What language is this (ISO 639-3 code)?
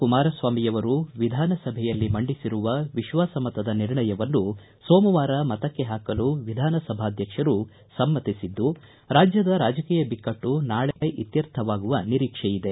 kan